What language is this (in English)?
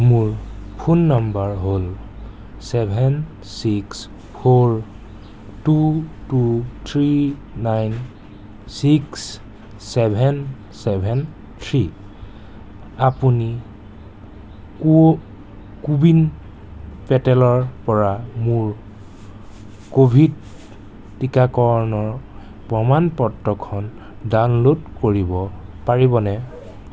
Assamese